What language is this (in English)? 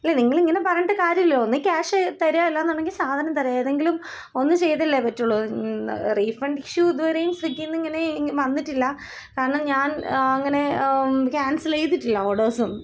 Malayalam